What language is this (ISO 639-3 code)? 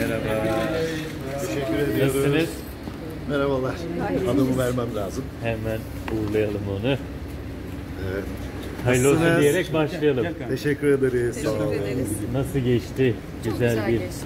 tur